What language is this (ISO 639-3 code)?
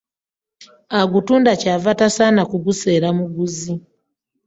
lug